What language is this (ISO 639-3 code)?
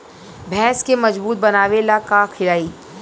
bho